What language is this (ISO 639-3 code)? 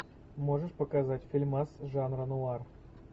rus